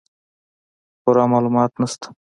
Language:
Pashto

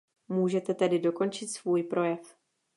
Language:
Czech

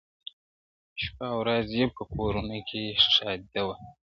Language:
Pashto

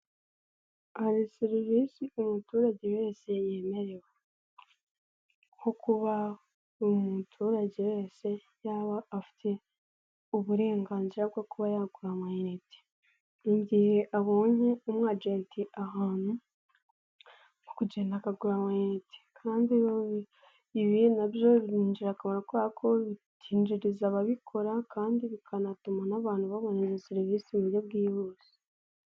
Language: Kinyarwanda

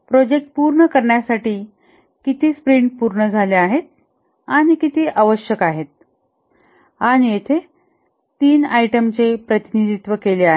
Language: Marathi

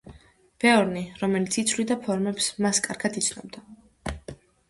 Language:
Georgian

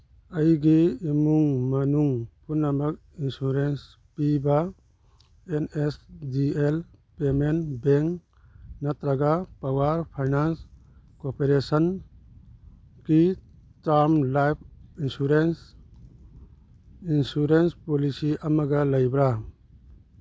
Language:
Manipuri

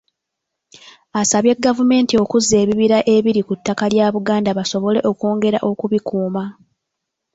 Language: Ganda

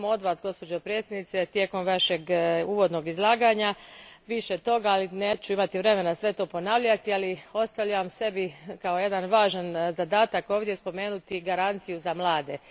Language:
Croatian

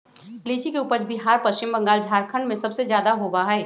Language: Magahi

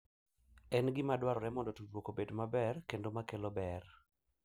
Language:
Luo (Kenya and Tanzania)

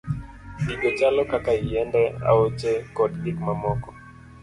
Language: Luo (Kenya and Tanzania)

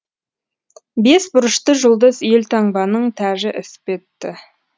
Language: Kazakh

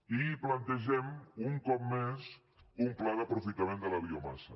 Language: Catalan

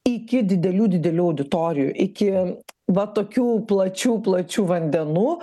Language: Lithuanian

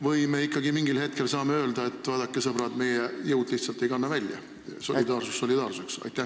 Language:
Estonian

